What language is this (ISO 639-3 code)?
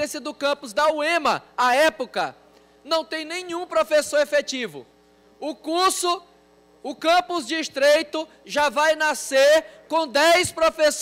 por